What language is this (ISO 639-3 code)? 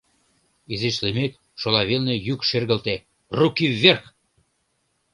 chm